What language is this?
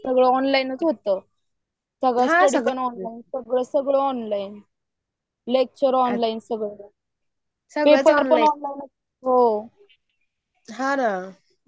Marathi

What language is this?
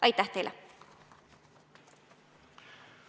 Estonian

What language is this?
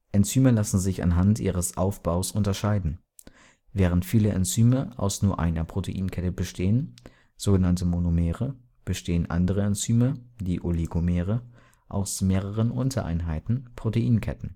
German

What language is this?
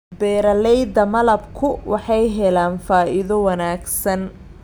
Somali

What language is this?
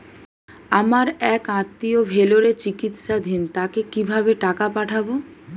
Bangla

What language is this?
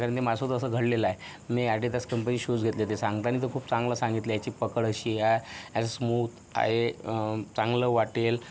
Marathi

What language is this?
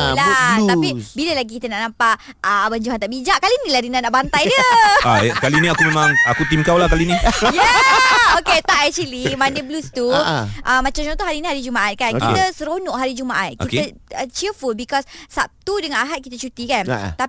Malay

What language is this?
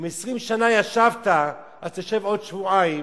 Hebrew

